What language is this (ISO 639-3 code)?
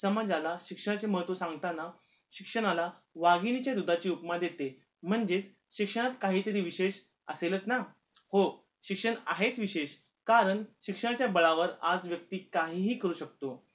mar